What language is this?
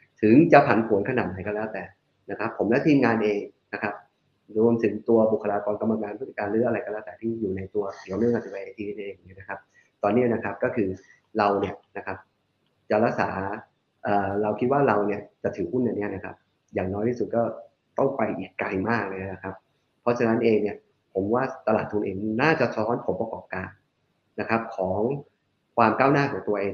Thai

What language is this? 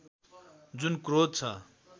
Nepali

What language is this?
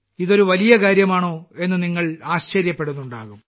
Malayalam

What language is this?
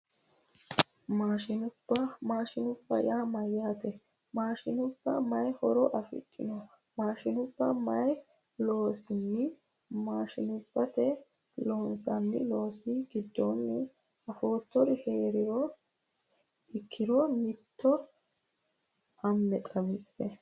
Sidamo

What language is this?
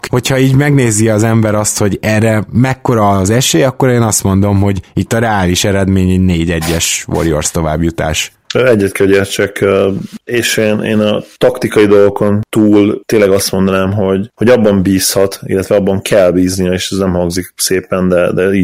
Hungarian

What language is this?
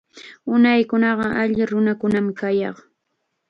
Chiquián Ancash Quechua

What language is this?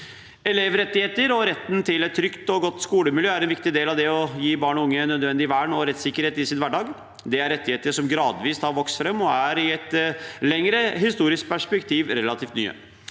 Norwegian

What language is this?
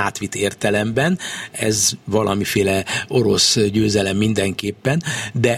Hungarian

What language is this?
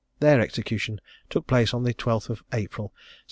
English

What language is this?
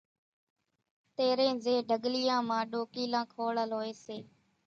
Kachi Koli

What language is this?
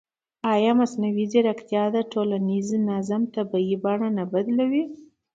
Pashto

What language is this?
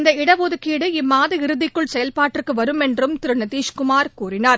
Tamil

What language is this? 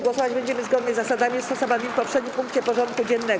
Polish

